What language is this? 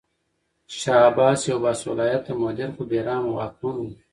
Pashto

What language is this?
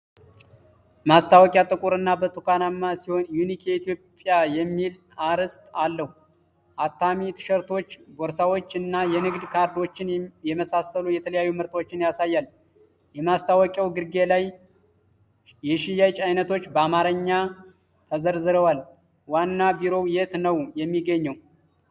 Amharic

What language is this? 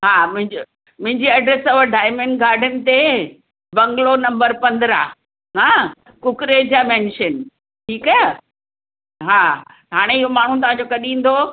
Sindhi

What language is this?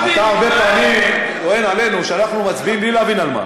Hebrew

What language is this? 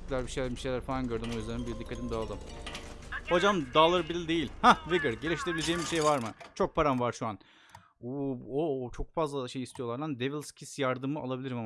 Turkish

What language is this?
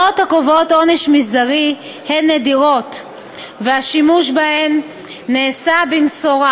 Hebrew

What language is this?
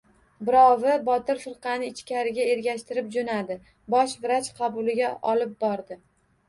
Uzbek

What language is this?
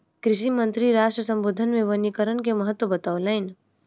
Maithili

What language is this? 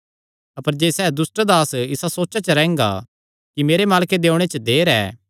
Kangri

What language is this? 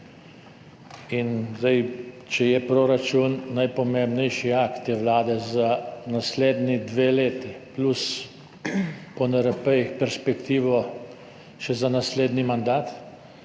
Slovenian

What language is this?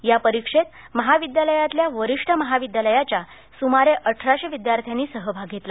Marathi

